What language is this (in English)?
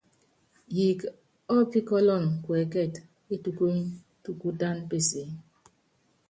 Yangben